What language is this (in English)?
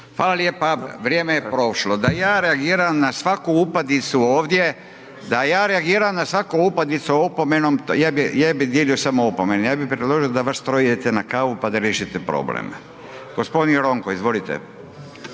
Croatian